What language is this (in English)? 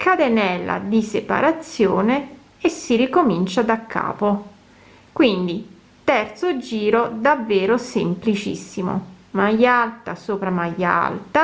Italian